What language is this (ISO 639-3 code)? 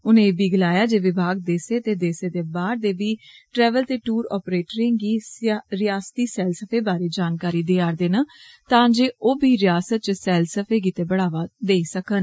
doi